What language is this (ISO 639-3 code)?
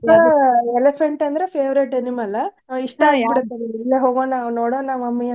kan